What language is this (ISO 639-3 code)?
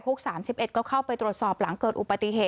tha